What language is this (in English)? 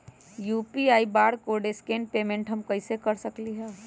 Magahi